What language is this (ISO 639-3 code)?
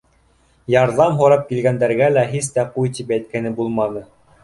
bak